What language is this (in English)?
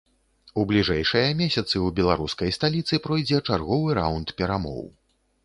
Belarusian